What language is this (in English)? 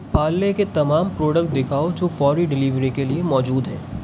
Urdu